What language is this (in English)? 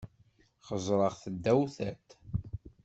Kabyle